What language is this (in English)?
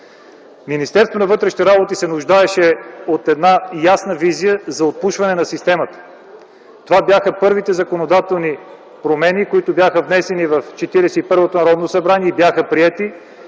Bulgarian